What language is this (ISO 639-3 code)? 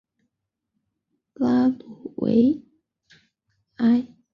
zho